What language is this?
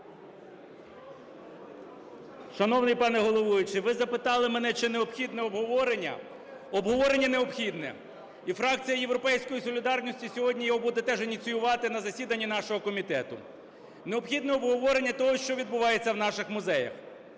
Ukrainian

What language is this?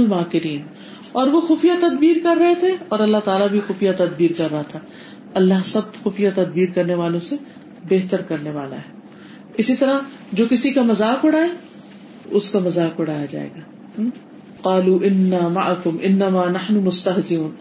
Urdu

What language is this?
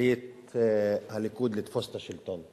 Hebrew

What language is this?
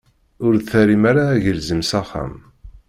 Kabyle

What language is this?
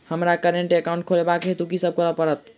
Maithili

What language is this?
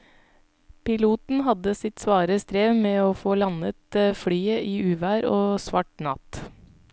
Norwegian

